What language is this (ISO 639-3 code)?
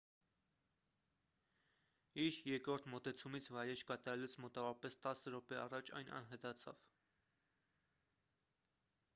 hye